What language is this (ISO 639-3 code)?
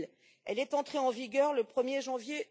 fra